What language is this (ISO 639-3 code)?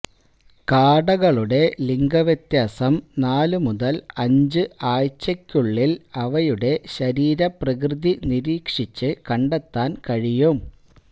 mal